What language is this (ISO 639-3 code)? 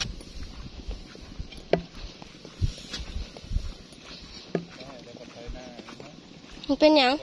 tha